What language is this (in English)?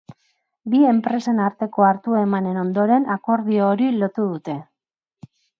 Basque